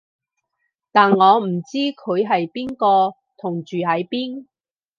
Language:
Cantonese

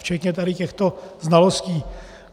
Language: Czech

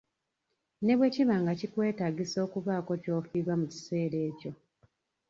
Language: Ganda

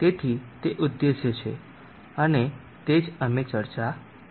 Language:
Gujarati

